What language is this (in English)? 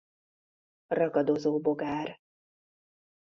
Hungarian